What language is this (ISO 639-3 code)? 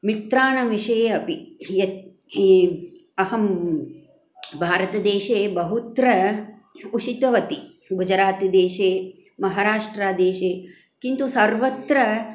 san